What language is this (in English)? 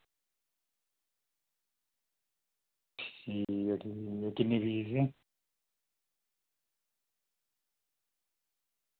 Dogri